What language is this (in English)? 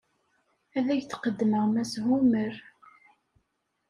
Kabyle